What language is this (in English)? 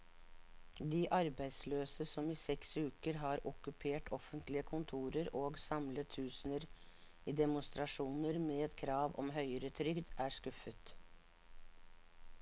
Norwegian